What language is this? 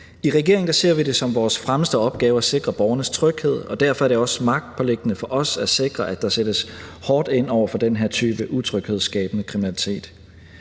Danish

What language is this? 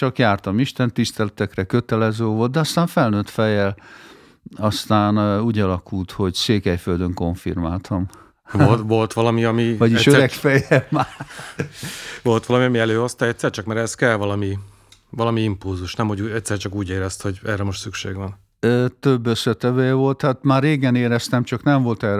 Hungarian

